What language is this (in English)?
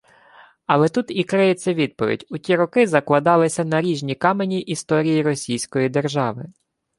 Ukrainian